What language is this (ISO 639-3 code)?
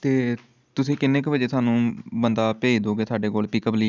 pan